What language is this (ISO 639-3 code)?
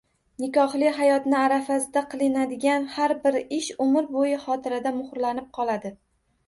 uzb